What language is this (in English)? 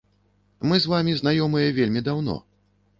Belarusian